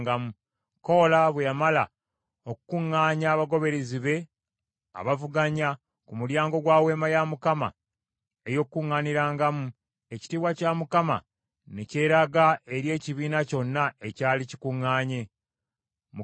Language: Ganda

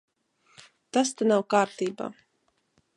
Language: Latvian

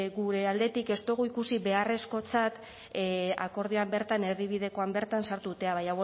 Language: Basque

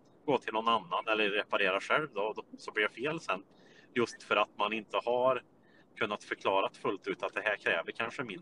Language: Swedish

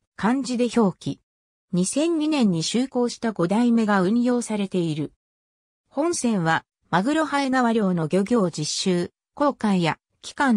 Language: Japanese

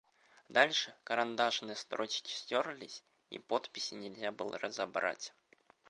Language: Russian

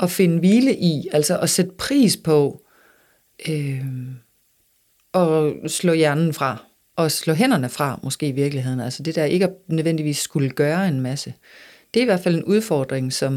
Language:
Danish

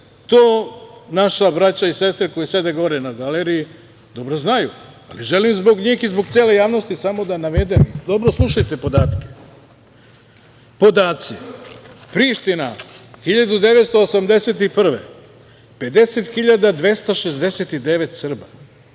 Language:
Serbian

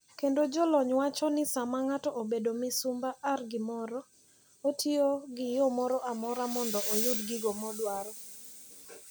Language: Luo (Kenya and Tanzania)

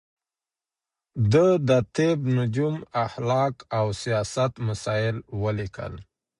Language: Pashto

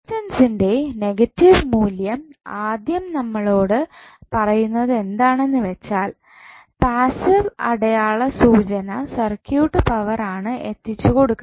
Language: Malayalam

